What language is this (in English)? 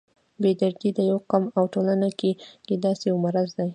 Pashto